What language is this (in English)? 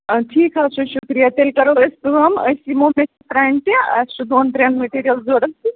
Kashmiri